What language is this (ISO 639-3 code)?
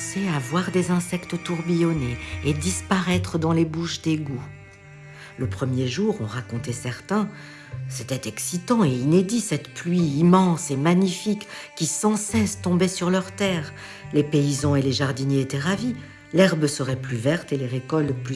fra